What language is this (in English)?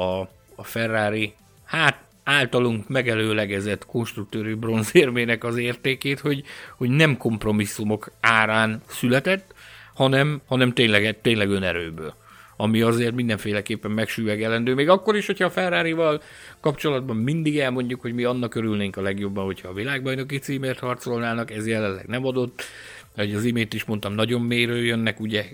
Hungarian